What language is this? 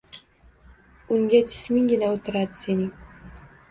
Uzbek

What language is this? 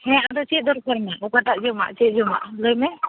Santali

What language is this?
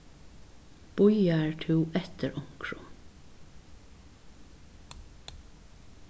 Faroese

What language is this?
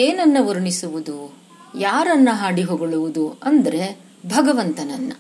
Kannada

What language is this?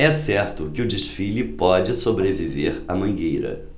Portuguese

